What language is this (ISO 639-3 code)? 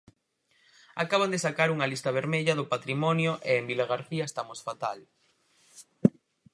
glg